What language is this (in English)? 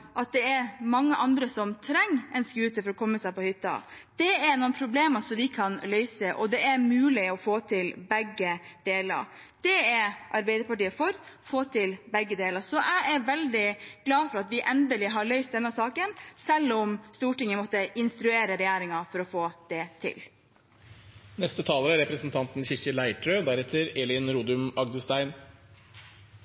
Norwegian Bokmål